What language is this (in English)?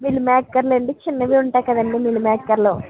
Telugu